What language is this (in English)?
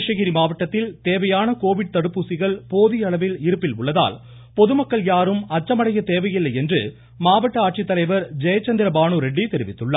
Tamil